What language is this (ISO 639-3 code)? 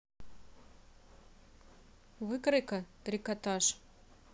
rus